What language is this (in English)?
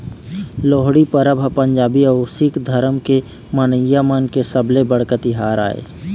Chhattisgarhi